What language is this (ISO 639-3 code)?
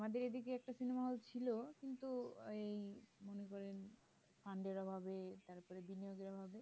ben